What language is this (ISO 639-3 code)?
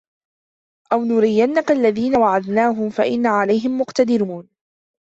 ara